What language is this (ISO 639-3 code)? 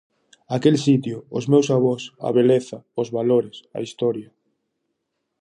glg